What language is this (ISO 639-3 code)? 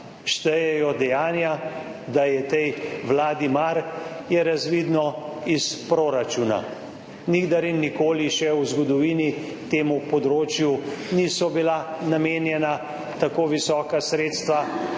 slv